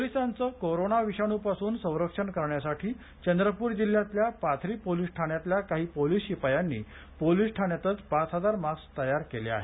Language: Marathi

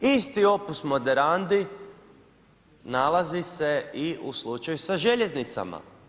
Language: Croatian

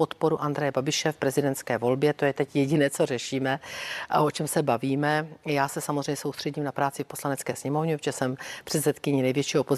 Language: Czech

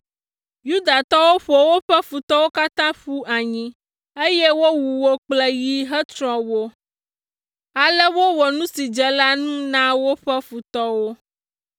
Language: Ewe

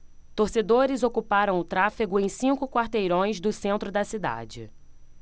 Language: Portuguese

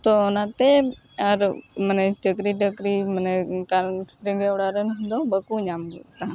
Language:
Santali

